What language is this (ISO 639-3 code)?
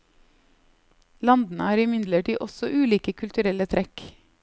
nor